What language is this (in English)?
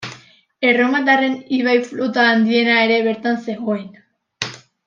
Basque